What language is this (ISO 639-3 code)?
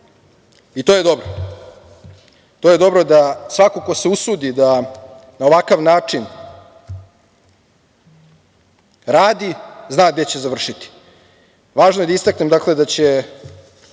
srp